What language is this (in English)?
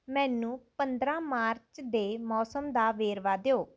Punjabi